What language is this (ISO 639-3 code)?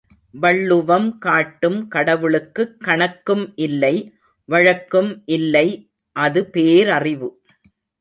tam